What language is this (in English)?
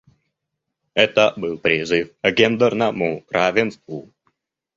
Russian